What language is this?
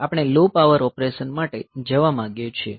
Gujarati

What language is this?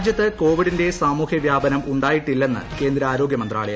Malayalam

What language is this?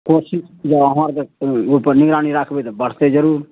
Maithili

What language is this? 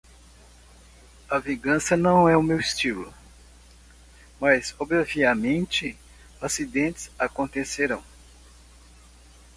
Portuguese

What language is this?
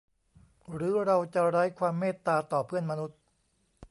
Thai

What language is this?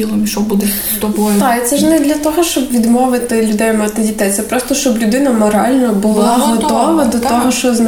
Ukrainian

